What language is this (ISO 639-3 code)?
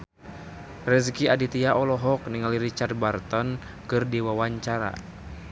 sun